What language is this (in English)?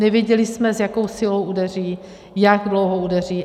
Czech